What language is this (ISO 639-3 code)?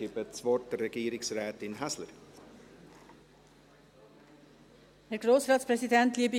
gsw